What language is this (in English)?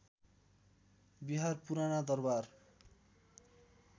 Nepali